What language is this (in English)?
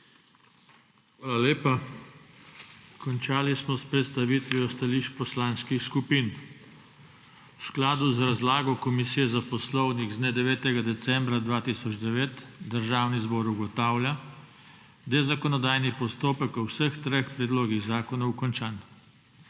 Slovenian